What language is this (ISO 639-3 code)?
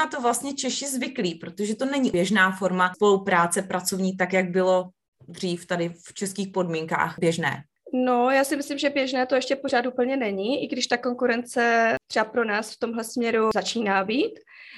ces